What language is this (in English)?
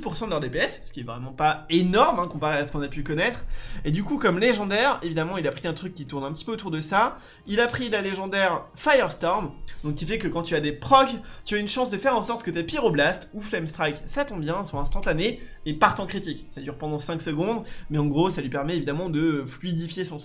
French